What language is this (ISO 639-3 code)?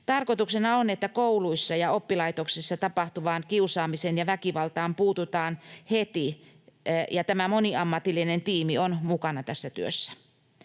fin